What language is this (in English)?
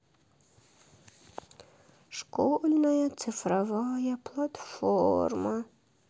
Russian